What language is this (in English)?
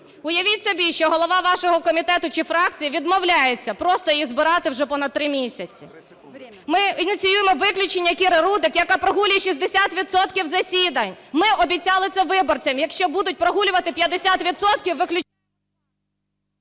Ukrainian